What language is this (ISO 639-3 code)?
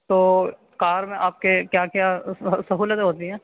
urd